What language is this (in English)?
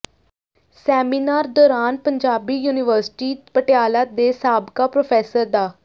Punjabi